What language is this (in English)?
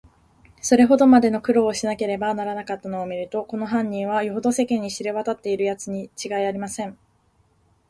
Japanese